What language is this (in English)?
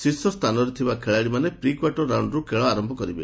Odia